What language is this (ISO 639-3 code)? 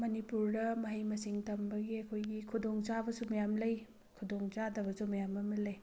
mni